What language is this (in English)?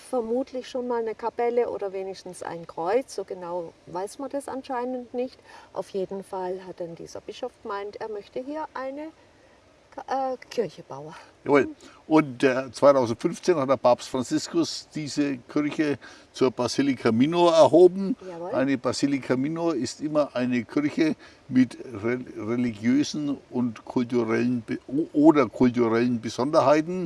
German